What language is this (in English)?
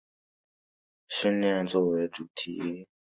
Chinese